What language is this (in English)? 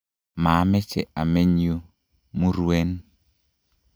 Kalenjin